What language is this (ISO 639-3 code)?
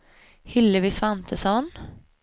swe